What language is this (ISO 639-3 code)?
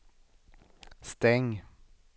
swe